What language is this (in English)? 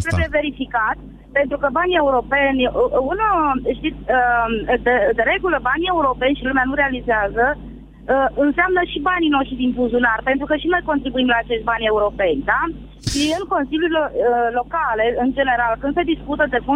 Romanian